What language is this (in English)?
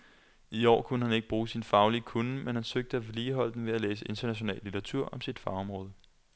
Danish